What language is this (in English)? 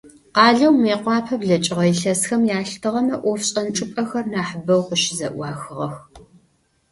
Adyghe